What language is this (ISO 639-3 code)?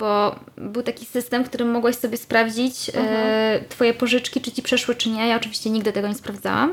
pol